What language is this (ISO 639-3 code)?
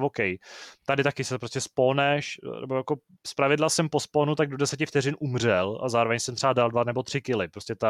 ces